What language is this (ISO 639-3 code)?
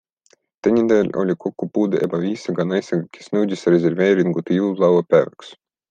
est